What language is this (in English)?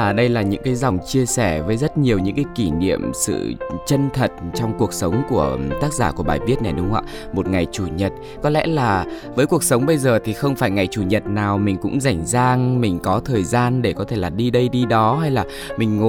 Vietnamese